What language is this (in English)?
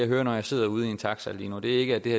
Danish